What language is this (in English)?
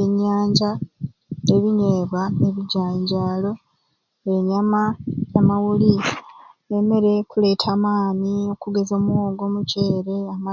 Ruuli